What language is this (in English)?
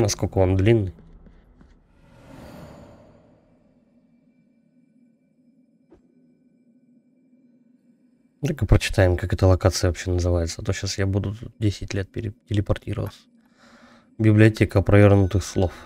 Russian